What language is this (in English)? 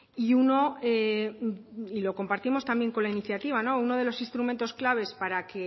Spanish